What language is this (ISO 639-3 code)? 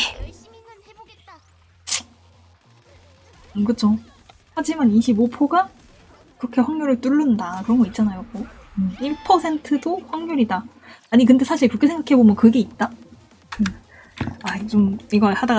kor